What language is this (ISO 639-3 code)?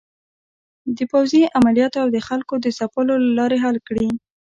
pus